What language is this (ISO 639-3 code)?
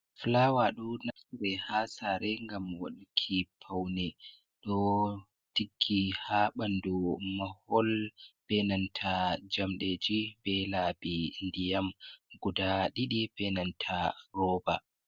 ful